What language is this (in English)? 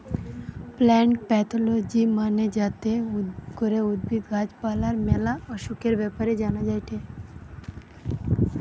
Bangla